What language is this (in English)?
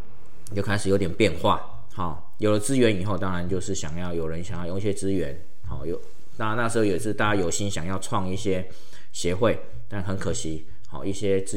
Chinese